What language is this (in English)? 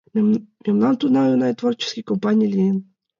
Mari